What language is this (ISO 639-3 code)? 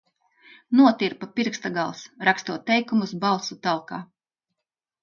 lav